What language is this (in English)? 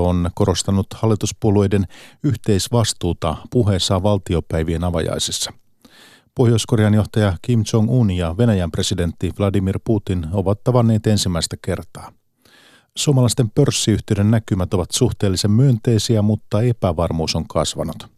Finnish